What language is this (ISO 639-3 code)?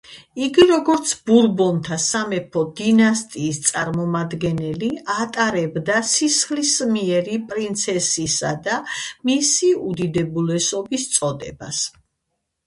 kat